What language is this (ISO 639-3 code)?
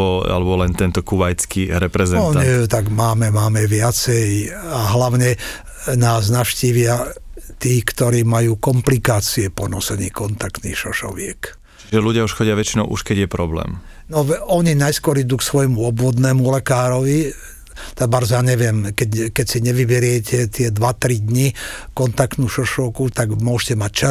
slk